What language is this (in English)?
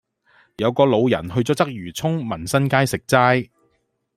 Cantonese